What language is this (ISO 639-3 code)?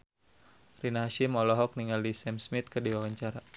sun